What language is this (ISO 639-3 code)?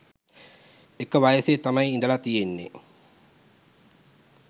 sin